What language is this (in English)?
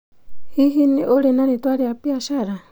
Kikuyu